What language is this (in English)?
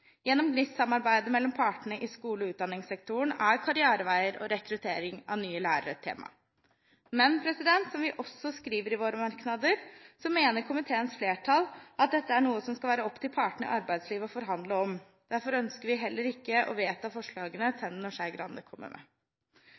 Norwegian Bokmål